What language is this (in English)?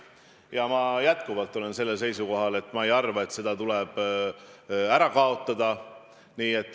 Estonian